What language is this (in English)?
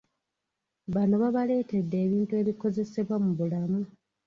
Ganda